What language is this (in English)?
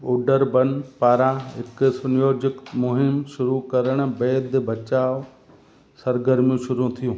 Sindhi